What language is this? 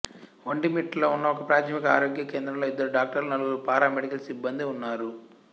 Telugu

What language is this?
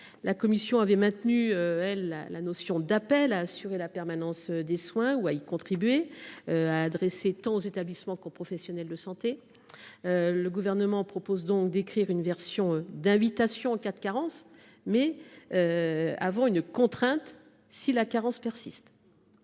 French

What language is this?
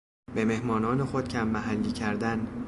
Persian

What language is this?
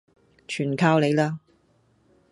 Cantonese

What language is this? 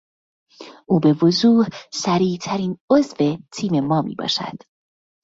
Persian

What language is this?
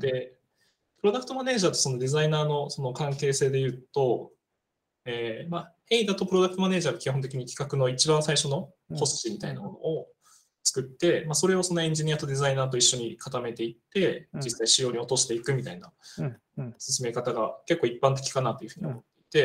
Japanese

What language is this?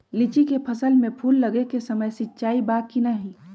Magahi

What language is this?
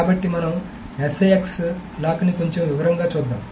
Telugu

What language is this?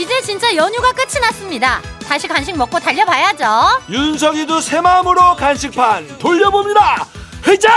Korean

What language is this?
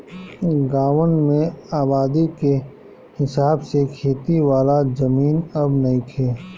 Bhojpuri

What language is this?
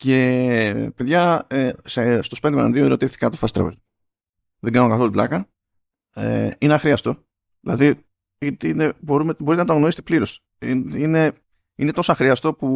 Greek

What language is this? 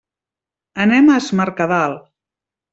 Catalan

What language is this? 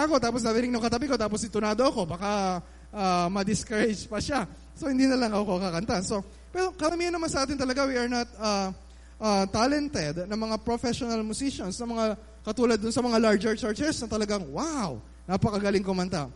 Filipino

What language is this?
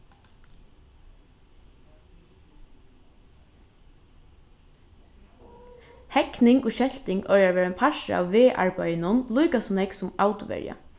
Faroese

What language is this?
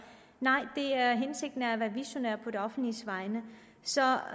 Danish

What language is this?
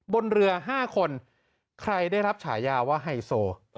Thai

